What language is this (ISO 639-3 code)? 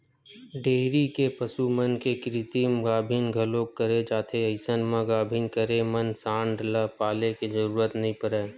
hne